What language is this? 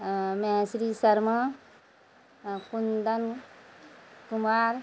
Maithili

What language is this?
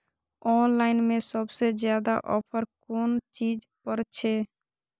Maithili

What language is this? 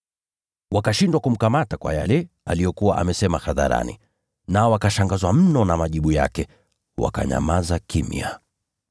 Swahili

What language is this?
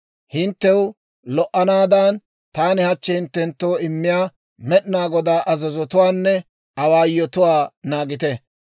Dawro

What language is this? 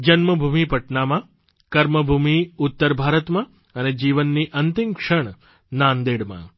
Gujarati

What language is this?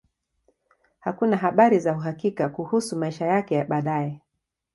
Swahili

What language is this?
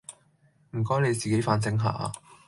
Cantonese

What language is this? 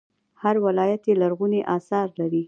Pashto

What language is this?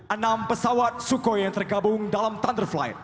Indonesian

